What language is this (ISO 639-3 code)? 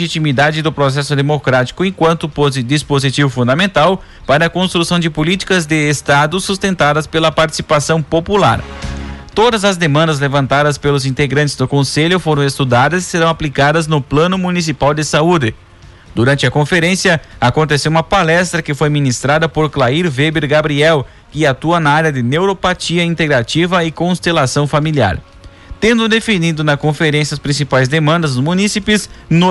por